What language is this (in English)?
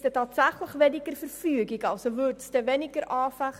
Swiss German